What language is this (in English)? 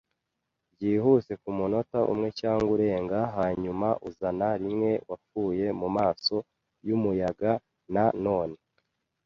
Kinyarwanda